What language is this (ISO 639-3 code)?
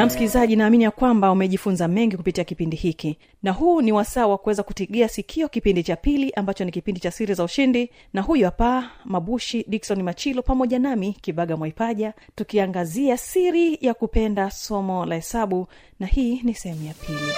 swa